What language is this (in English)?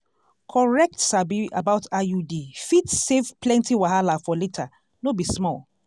Nigerian Pidgin